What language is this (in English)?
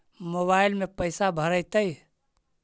Magahi